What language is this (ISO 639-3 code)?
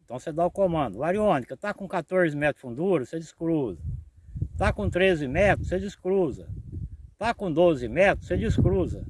por